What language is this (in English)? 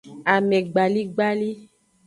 Aja (Benin)